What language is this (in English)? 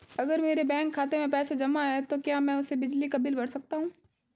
Hindi